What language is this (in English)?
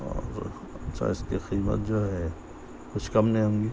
Urdu